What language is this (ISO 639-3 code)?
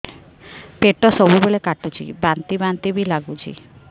ori